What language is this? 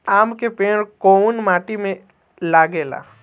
Bhojpuri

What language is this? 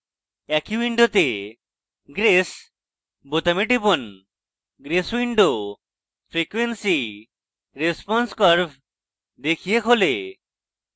Bangla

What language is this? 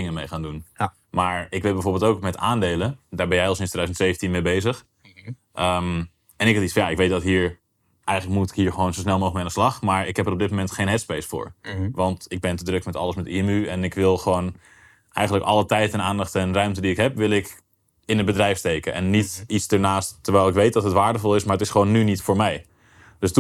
Dutch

